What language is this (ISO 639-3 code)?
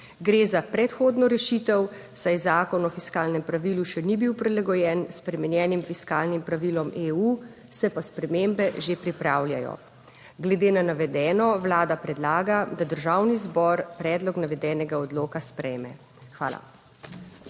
slv